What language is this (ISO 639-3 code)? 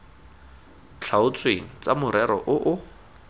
tsn